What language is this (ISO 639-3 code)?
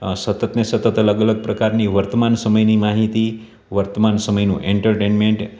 guj